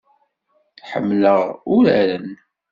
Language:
Kabyle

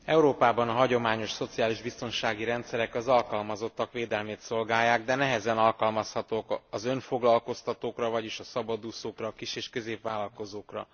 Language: Hungarian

